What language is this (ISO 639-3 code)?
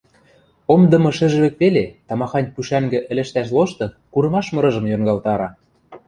mrj